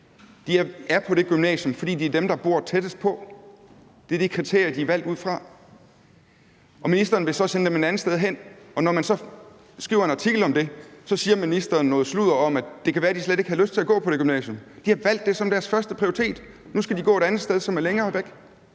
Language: Danish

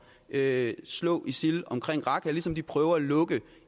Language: Danish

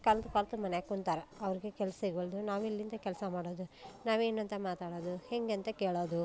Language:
Kannada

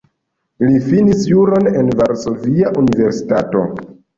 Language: Esperanto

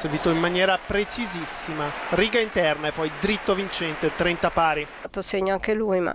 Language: Italian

